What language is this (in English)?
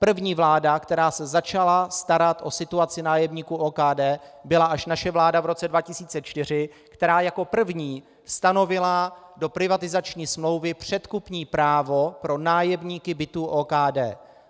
Czech